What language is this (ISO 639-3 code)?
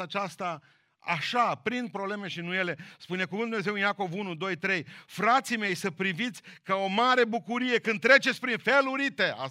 ron